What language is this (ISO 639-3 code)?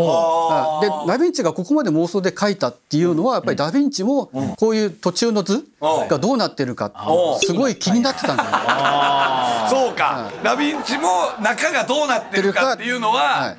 jpn